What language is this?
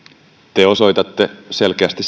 Finnish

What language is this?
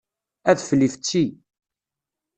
Kabyle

